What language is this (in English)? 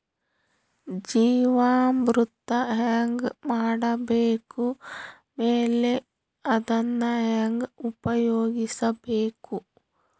Kannada